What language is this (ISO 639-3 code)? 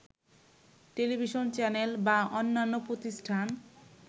ben